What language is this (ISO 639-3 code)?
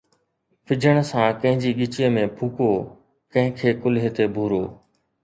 snd